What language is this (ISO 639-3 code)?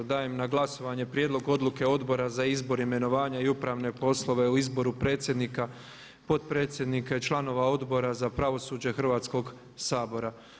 hrv